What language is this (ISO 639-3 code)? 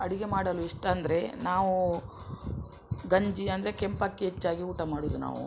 kan